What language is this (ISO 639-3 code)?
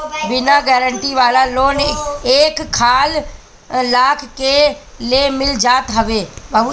bho